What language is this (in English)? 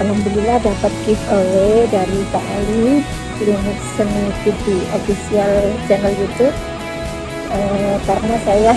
Indonesian